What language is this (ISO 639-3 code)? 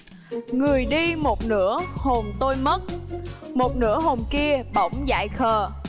vie